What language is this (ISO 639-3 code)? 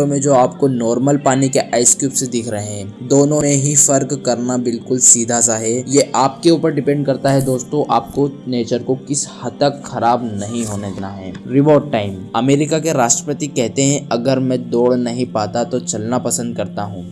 hin